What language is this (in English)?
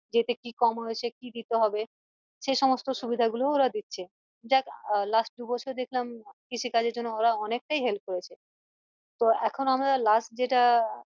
Bangla